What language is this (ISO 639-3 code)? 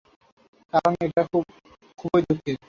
ben